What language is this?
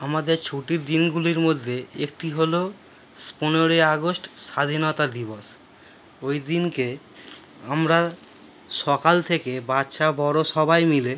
Bangla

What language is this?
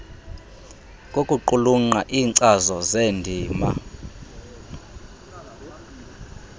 Xhosa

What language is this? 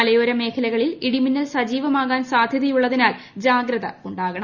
Malayalam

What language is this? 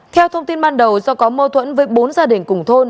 Vietnamese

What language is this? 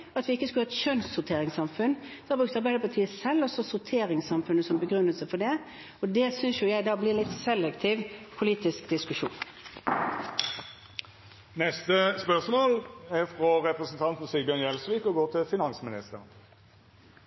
Norwegian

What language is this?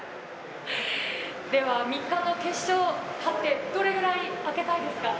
Japanese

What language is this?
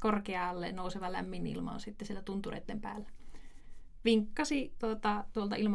Finnish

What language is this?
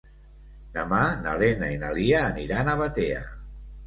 Catalan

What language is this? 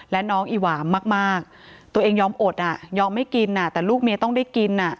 Thai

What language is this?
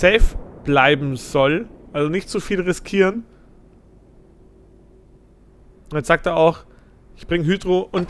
German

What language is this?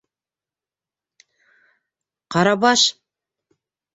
Bashkir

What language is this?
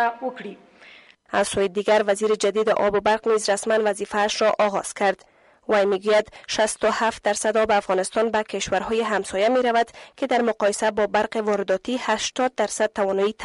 Persian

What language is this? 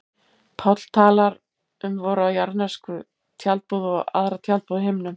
Icelandic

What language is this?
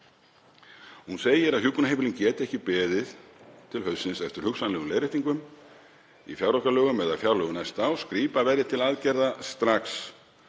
Icelandic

